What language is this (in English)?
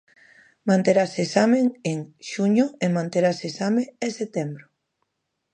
Galician